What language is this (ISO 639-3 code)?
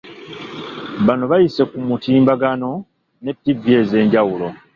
lug